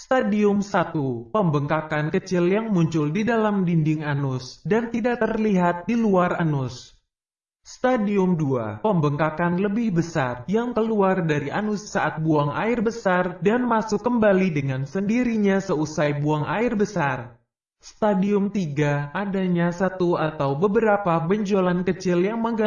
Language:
Indonesian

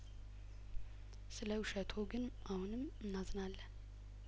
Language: Amharic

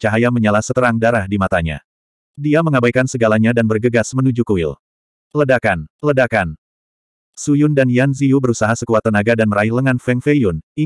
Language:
Indonesian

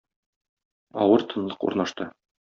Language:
Tatar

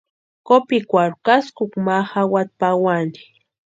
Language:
Western Highland Purepecha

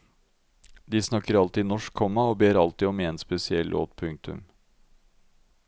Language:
Norwegian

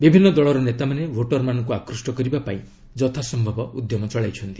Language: Odia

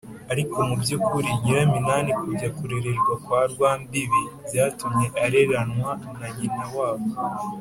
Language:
Kinyarwanda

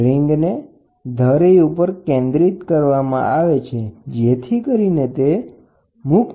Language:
Gujarati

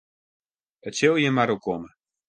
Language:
Western Frisian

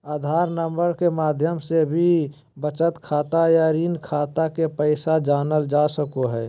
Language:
Magahi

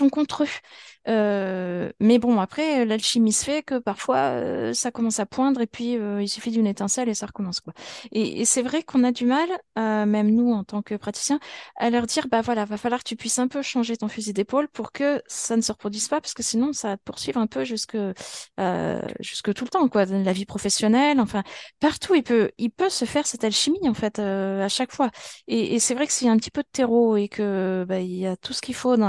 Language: French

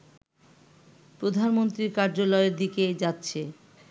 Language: Bangla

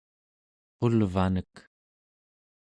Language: Central Yupik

